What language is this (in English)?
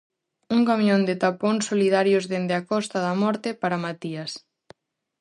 Galician